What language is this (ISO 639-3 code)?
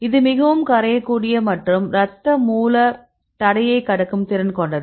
tam